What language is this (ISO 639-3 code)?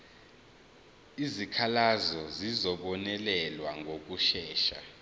zul